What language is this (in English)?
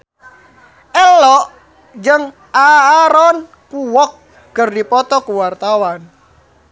Sundanese